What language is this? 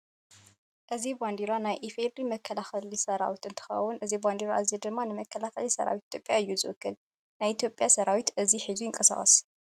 Tigrinya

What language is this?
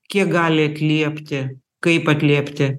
Lithuanian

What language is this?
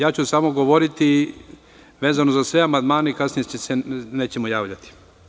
Serbian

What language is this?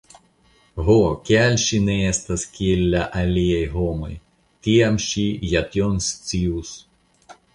Esperanto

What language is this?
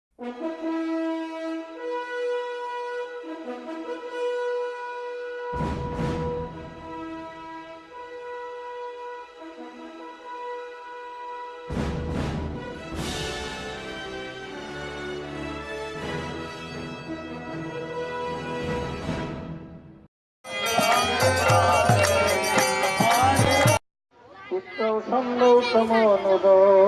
English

